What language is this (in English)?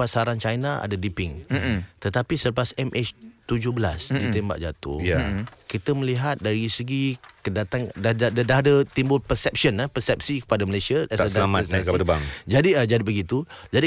Malay